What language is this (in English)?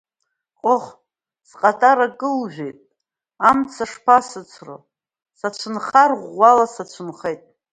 Abkhazian